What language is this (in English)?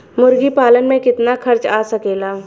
Bhojpuri